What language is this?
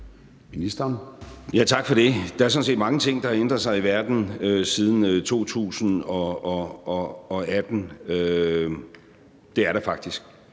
Danish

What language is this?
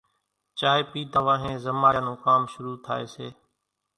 Kachi Koli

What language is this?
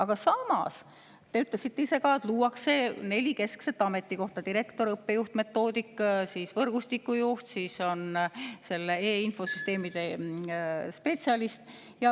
Estonian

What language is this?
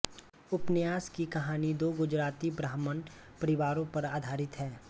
Hindi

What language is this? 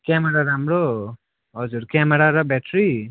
Nepali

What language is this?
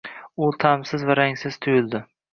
Uzbek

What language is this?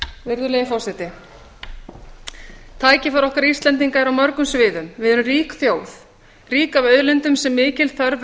Icelandic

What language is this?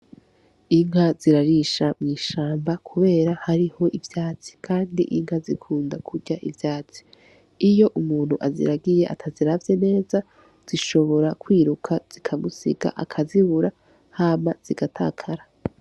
Rundi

